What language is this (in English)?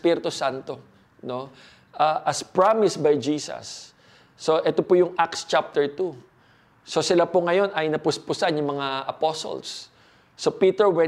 Filipino